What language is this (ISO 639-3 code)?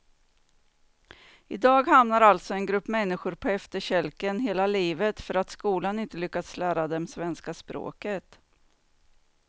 swe